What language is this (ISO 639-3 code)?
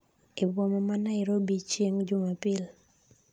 luo